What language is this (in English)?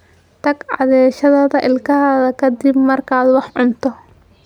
Somali